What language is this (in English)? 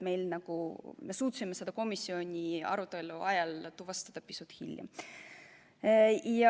Estonian